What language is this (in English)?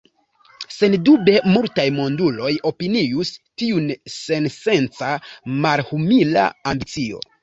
Esperanto